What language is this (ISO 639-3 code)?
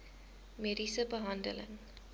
afr